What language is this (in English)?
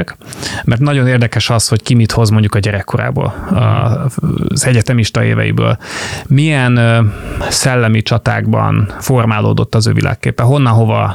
Hungarian